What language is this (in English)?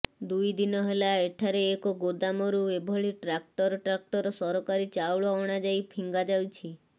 Odia